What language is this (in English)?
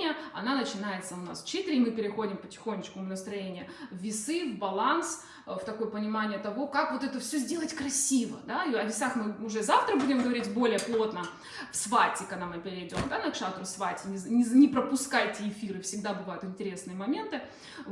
Russian